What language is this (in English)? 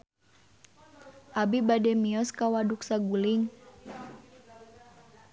Sundanese